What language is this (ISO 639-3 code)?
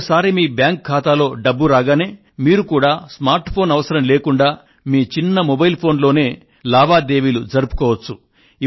tel